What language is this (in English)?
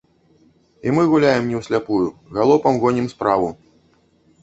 Belarusian